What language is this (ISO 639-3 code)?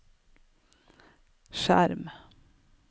nor